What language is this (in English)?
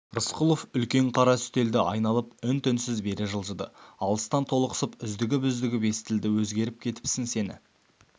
Kazakh